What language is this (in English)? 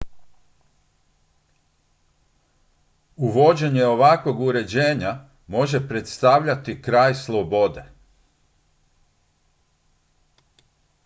Croatian